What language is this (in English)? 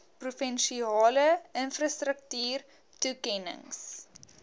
Afrikaans